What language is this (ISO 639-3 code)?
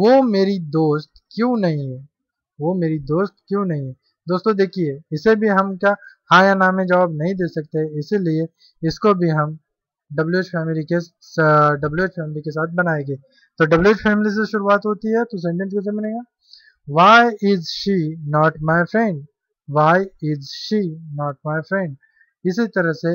hin